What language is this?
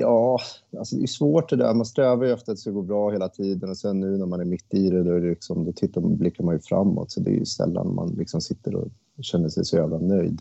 Swedish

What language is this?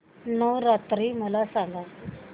Marathi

